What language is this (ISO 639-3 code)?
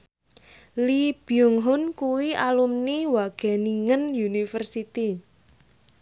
jav